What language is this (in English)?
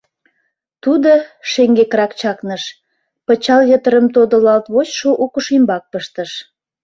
Mari